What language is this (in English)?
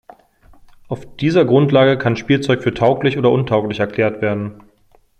German